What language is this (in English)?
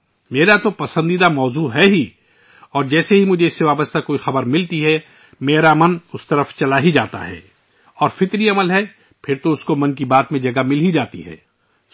Urdu